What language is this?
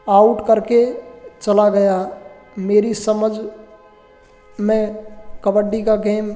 Hindi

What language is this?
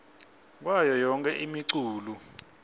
Swati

